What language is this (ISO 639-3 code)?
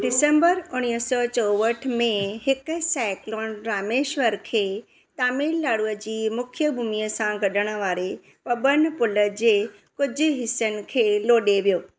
snd